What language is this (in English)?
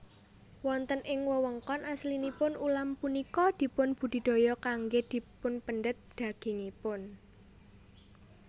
Javanese